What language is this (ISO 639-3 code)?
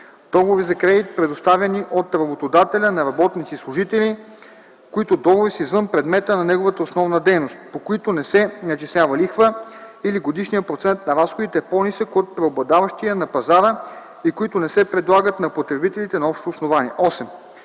bul